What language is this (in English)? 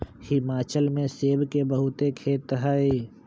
Magahi